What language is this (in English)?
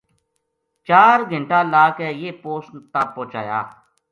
Gujari